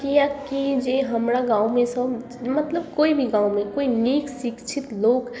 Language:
Maithili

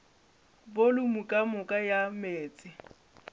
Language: Northern Sotho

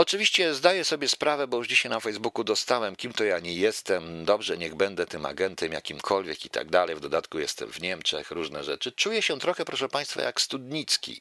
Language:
Polish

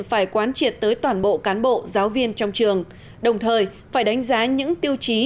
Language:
Vietnamese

